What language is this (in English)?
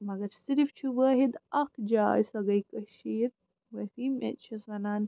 Kashmiri